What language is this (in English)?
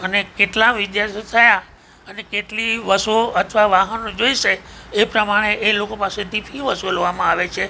Gujarati